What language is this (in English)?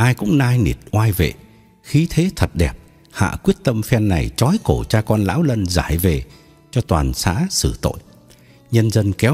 Vietnamese